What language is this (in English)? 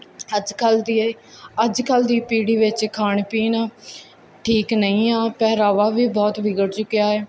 Punjabi